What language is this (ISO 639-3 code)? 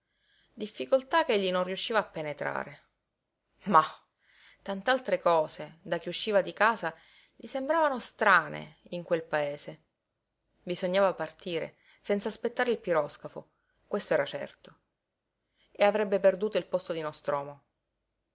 ita